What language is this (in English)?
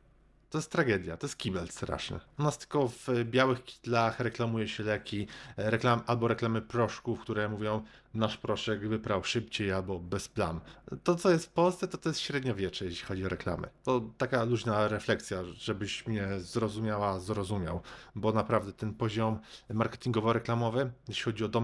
Polish